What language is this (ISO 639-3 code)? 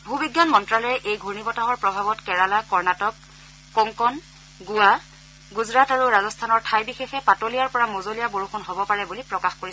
asm